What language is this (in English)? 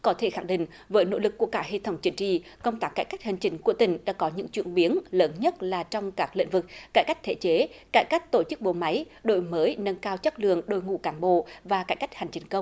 Vietnamese